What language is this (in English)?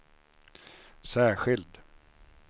Swedish